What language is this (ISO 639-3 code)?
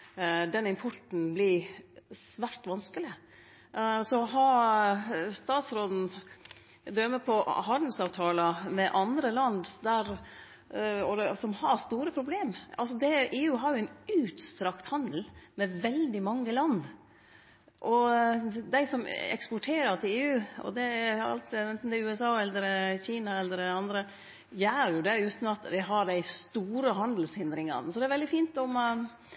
nor